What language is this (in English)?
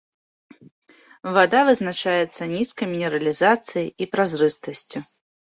Belarusian